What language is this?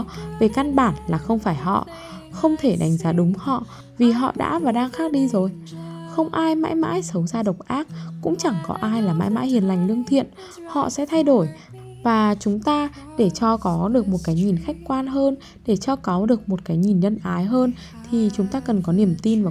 Vietnamese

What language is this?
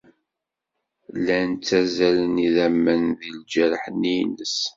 Kabyle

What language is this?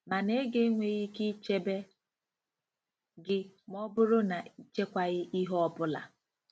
Igbo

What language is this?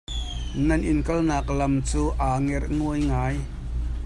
Hakha Chin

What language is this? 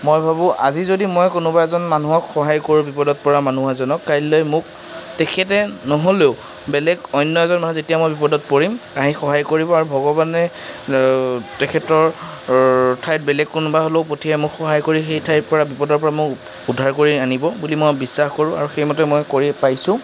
Assamese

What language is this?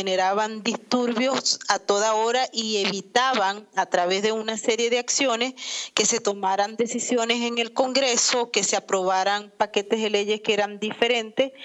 Spanish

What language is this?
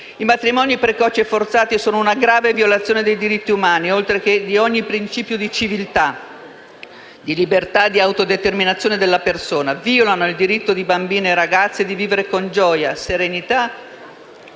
Italian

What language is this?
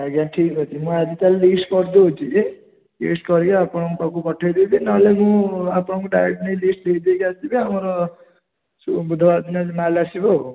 Odia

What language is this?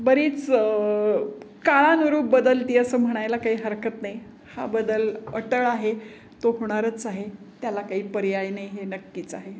Marathi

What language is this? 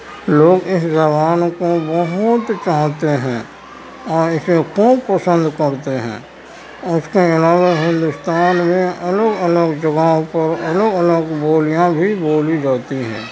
Urdu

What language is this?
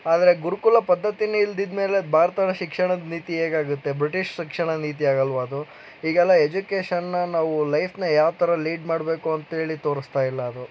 Kannada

